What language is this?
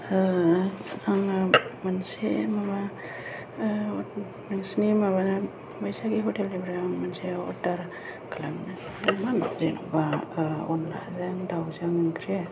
Bodo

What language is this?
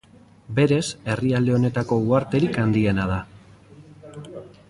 Basque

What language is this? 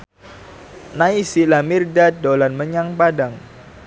Javanese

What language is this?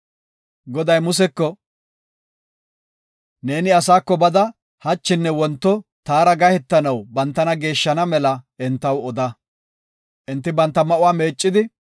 Gofa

